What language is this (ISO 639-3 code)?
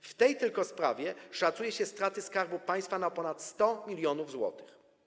pol